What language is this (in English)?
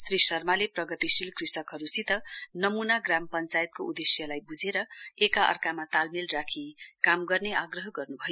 Nepali